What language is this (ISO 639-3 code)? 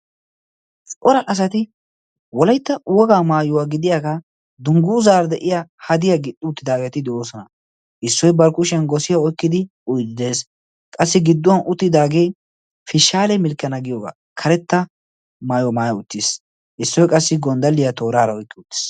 wal